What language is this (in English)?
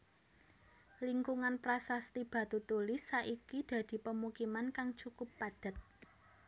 Javanese